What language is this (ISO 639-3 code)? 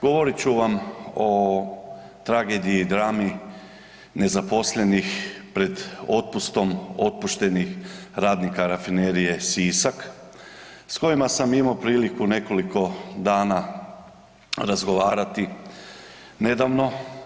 hrv